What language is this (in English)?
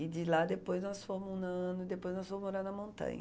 Portuguese